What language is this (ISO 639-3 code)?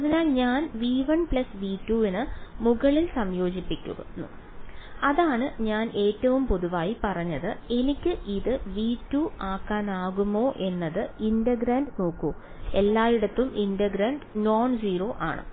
mal